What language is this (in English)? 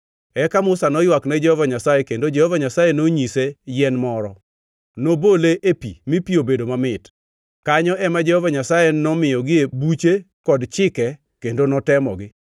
Luo (Kenya and Tanzania)